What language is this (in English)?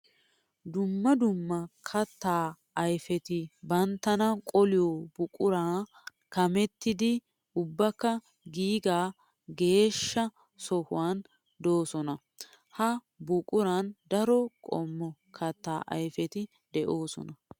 Wolaytta